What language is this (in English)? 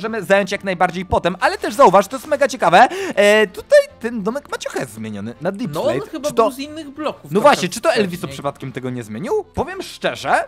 Polish